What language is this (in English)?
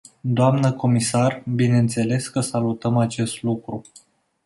Romanian